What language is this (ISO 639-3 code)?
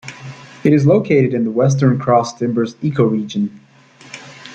eng